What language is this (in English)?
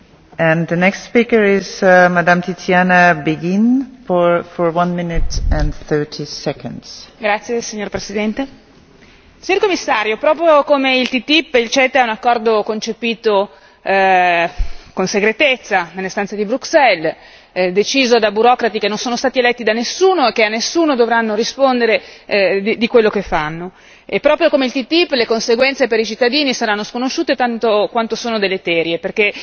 Italian